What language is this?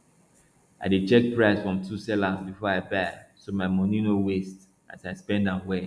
Nigerian Pidgin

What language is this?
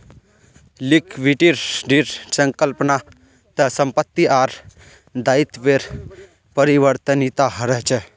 Magahi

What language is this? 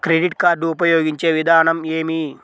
Telugu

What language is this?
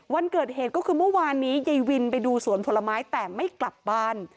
Thai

